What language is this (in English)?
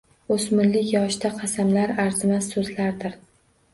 Uzbek